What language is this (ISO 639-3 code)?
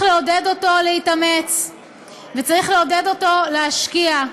heb